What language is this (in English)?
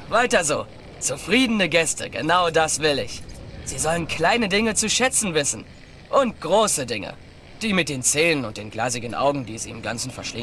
German